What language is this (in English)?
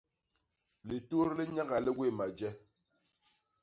Basaa